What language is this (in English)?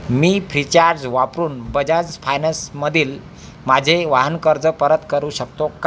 Marathi